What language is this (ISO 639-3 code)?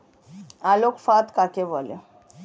ben